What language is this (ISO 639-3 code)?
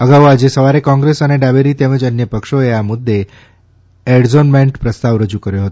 guj